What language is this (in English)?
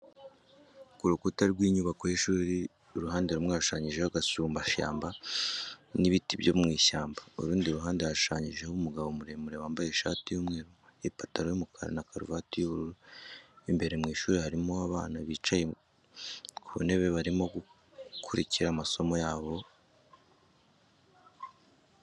Kinyarwanda